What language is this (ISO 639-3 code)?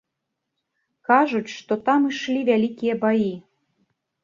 bel